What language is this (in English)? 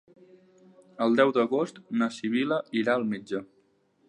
Catalan